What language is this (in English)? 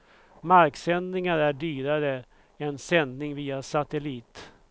Swedish